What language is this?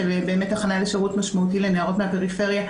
Hebrew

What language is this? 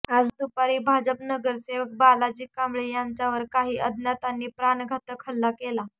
Marathi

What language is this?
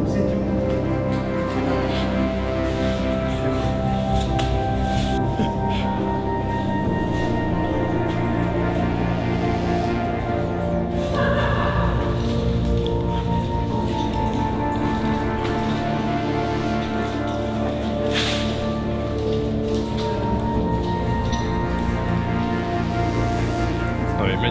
French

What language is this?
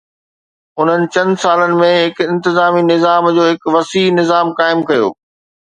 Sindhi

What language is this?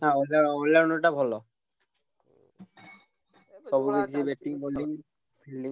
Odia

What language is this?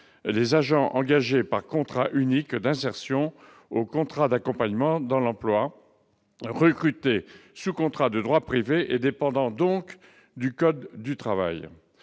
French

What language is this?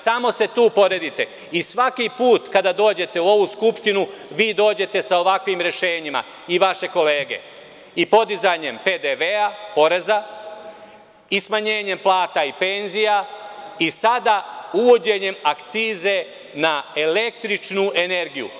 Serbian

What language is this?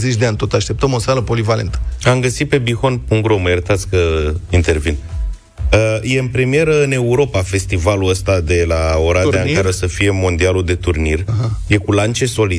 Romanian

